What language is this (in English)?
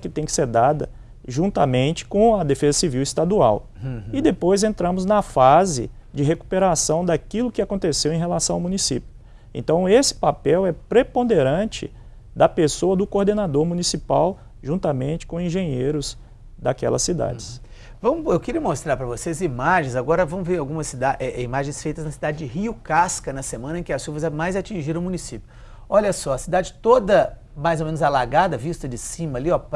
Portuguese